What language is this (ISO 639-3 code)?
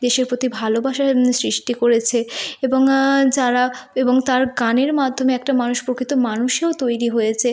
ben